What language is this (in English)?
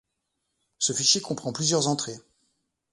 French